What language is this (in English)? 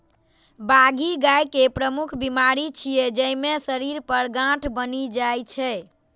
Maithili